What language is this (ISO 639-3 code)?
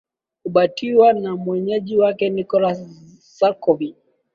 swa